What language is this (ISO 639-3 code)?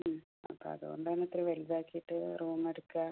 mal